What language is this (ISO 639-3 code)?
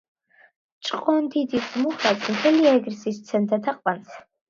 kat